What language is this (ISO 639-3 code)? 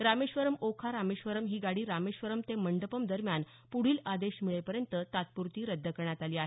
mar